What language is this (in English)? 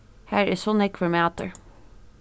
Faroese